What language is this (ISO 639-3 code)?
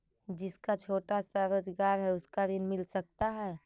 mag